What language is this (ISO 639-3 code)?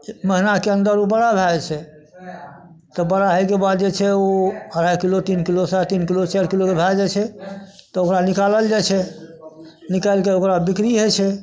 mai